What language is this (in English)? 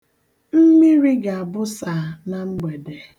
Igbo